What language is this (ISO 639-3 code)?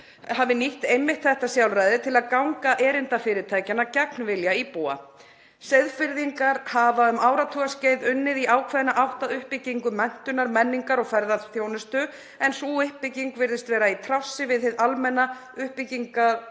isl